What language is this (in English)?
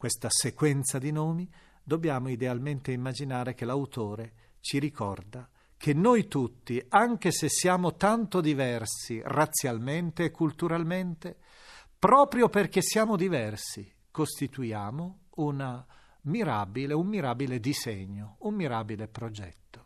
Italian